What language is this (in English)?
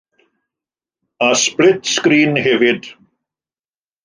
Welsh